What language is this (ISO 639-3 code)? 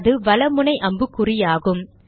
tam